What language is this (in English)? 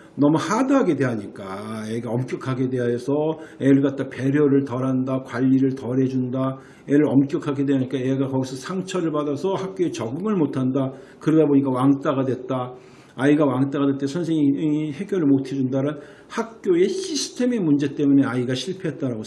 Korean